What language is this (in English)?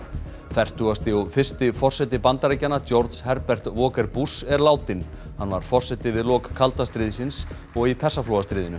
Icelandic